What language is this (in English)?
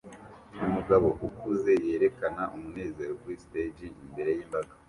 Kinyarwanda